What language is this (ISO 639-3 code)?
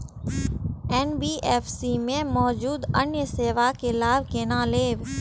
mai